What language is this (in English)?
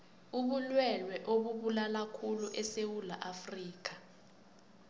South Ndebele